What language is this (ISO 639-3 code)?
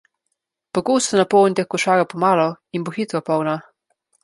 slv